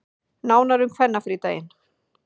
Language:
Icelandic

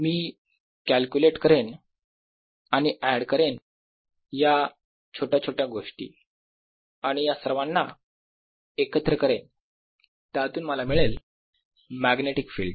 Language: Marathi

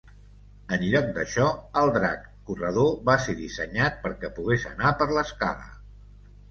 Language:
Catalan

